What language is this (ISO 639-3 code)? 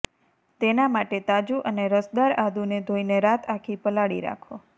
guj